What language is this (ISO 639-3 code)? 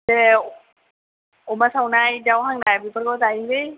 brx